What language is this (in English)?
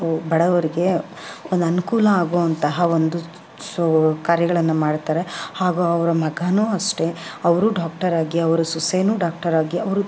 Kannada